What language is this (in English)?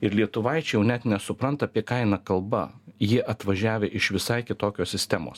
Lithuanian